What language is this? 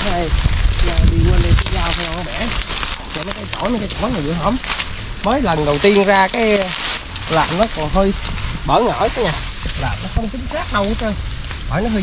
Vietnamese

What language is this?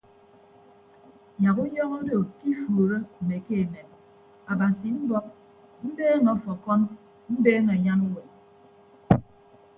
Ibibio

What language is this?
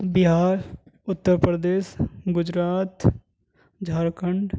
Urdu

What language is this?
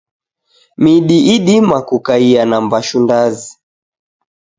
Taita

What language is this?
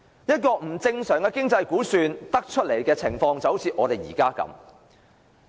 Cantonese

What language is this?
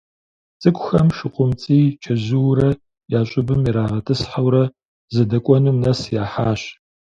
Kabardian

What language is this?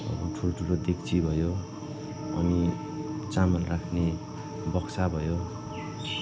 Nepali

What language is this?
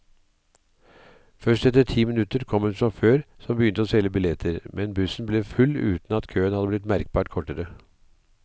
Norwegian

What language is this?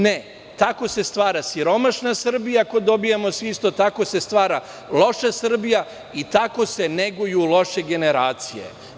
Serbian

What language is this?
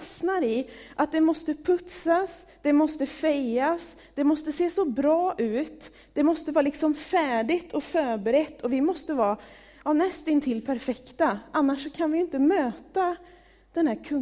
Swedish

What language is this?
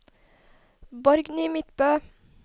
Norwegian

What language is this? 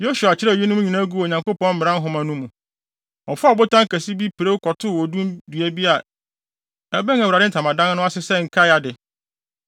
Akan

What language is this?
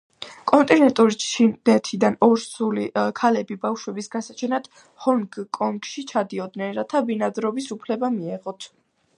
Georgian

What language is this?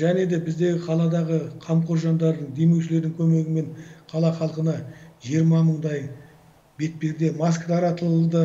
Turkish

